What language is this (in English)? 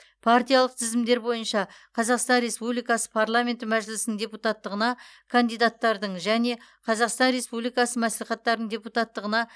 Kazakh